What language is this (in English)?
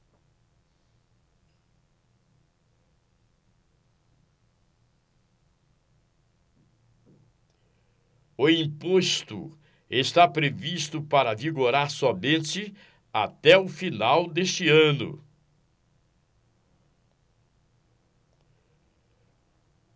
Portuguese